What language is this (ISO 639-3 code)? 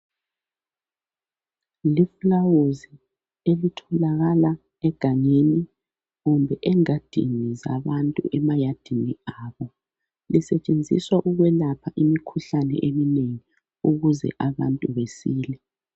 nde